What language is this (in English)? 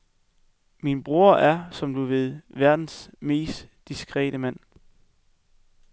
Danish